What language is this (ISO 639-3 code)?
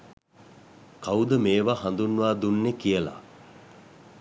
sin